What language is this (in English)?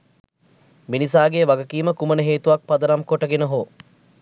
Sinhala